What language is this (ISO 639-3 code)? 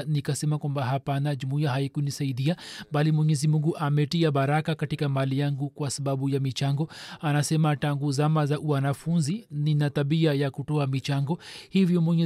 swa